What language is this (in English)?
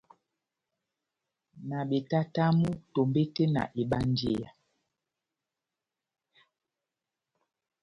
Batanga